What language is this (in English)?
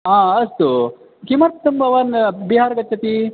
Sanskrit